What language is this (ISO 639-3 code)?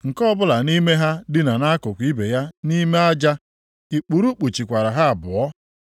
ibo